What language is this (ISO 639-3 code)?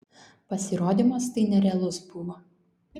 lit